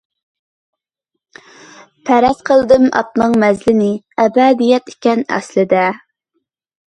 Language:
Uyghur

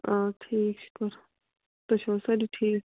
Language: Kashmiri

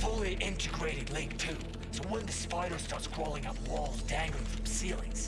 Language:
Turkish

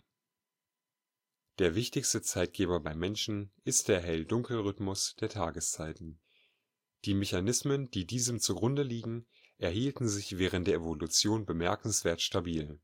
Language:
German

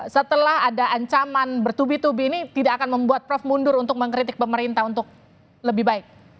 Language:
Indonesian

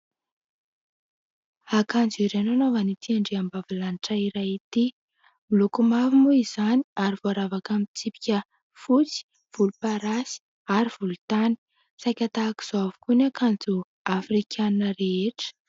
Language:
Malagasy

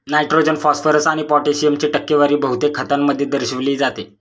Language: Marathi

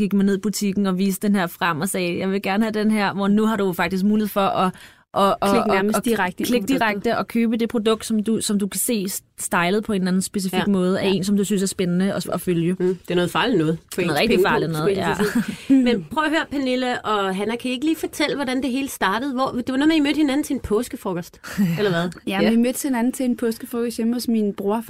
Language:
Danish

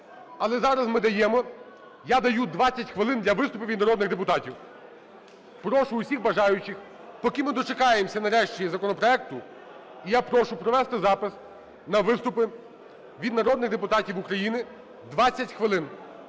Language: Ukrainian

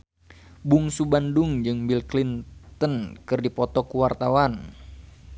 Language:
Sundanese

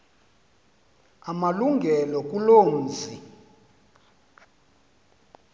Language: Xhosa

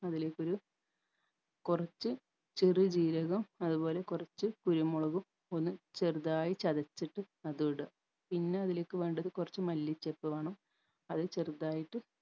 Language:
Malayalam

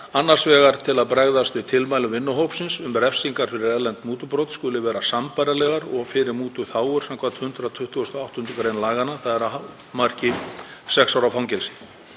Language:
Icelandic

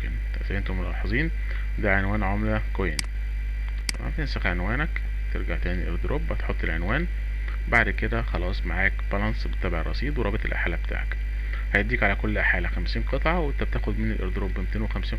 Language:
Arabic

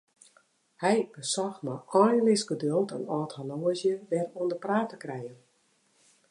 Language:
Western Frisian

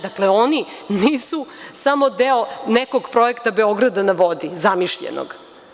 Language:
Serbian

